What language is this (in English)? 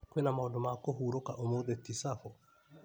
Kikuyu